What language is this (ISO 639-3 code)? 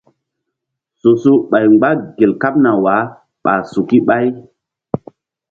mdd